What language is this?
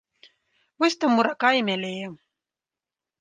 Belarusian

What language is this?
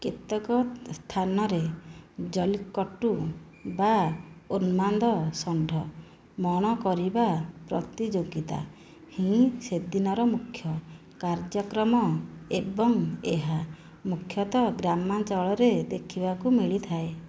Odia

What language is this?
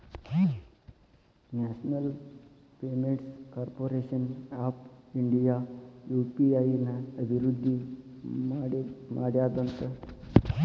Kannada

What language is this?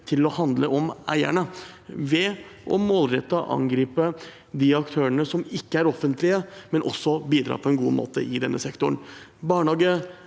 Norwegian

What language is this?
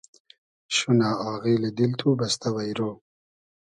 Hazaragi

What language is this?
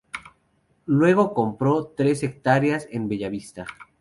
Spanish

